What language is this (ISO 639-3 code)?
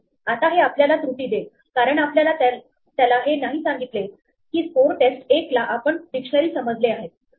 mar